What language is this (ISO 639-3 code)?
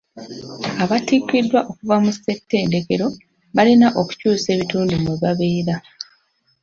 lug